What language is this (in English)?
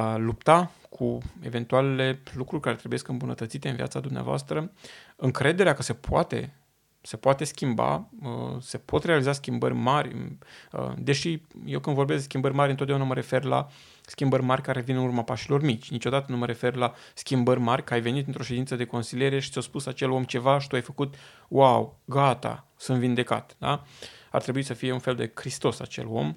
Romanian